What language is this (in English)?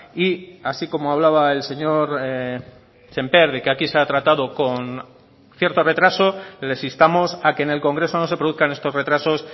Spanish